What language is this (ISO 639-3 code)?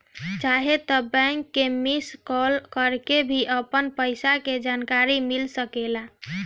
bho